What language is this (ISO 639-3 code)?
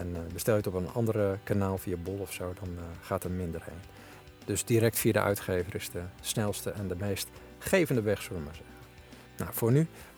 nld